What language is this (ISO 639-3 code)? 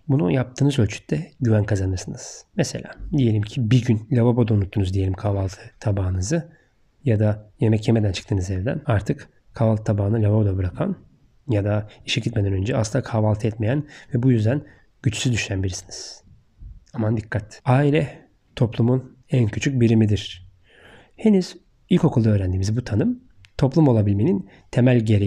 tur